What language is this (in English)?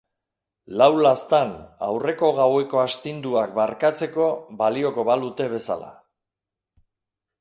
Basque